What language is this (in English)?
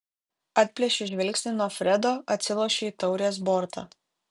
Lithuanian